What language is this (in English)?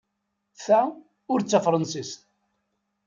Kabyle